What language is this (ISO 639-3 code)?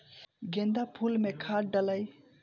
bho